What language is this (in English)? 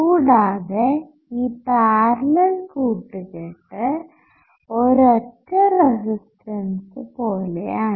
Malayalam